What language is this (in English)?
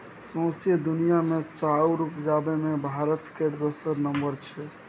Maithili